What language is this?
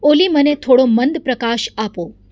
Gujarati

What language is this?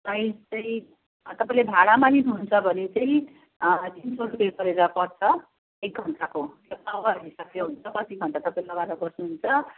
Nepali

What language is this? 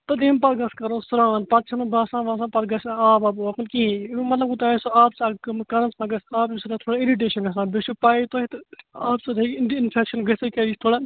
Kashmiri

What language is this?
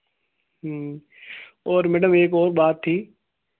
Hindi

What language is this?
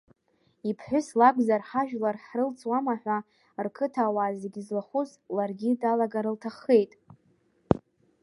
Abkhazian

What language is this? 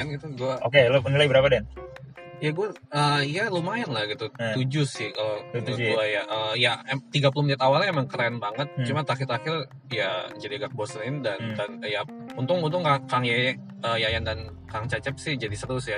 Indonesian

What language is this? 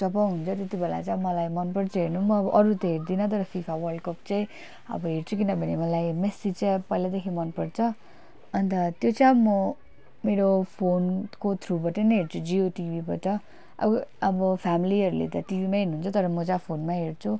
Nepali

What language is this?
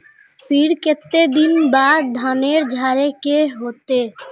Magahi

